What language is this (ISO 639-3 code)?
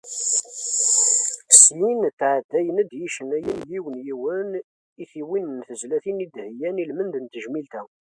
kab